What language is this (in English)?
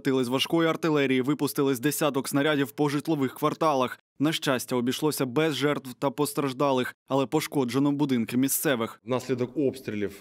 Ukrainian